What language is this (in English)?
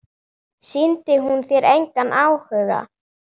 Icelandic